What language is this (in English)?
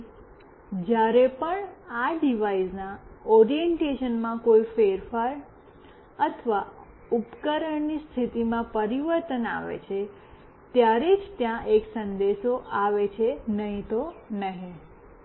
Gujarati